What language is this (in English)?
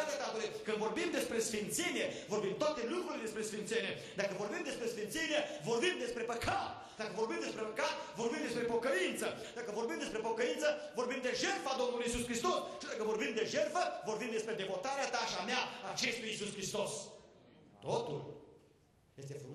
Romanian